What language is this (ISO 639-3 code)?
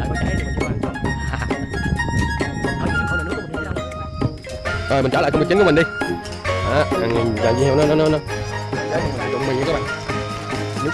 vie